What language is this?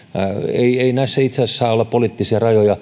Finnish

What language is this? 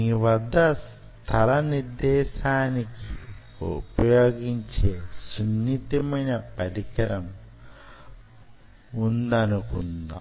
Telugu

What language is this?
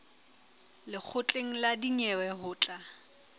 Southern Sotho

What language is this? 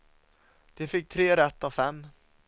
Swedish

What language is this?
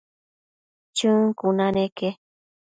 Matsés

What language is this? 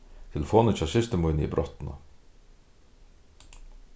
Faroese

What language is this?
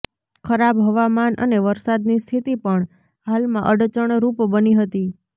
Gujarati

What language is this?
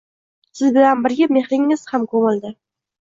Uzbek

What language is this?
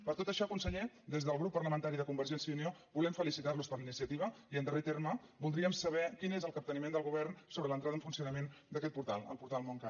Catalan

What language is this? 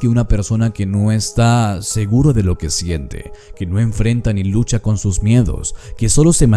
Spanish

